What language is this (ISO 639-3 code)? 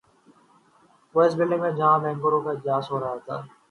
urd